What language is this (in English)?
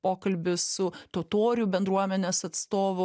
Lithuanian